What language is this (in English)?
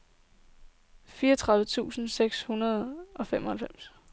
Danish